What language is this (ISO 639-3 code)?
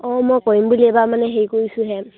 asm